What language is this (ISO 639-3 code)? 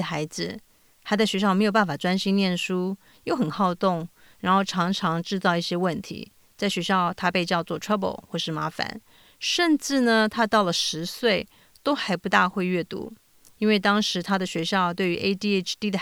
zho